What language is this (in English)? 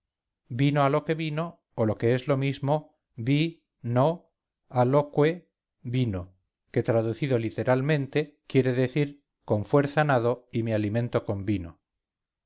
Spanish